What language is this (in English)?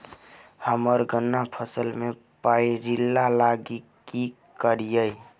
Maithili